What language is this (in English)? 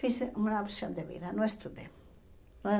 Portuguese